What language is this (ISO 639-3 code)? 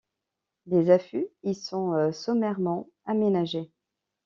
fra